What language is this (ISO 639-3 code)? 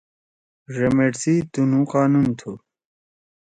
trw